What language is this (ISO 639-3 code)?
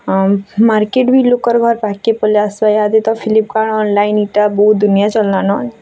ori